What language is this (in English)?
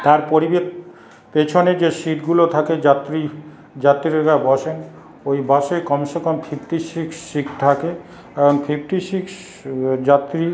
Bangla